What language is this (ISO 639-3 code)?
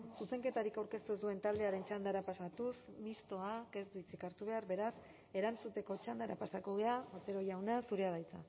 eus